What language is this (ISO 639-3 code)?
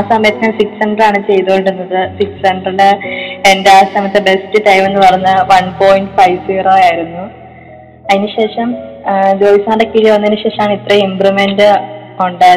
mal